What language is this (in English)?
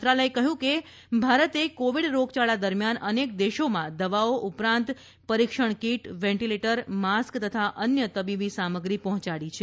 Gujarati